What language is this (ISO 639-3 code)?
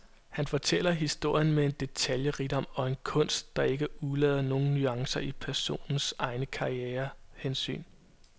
dan